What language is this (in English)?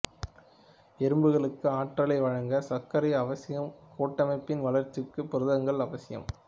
Tamil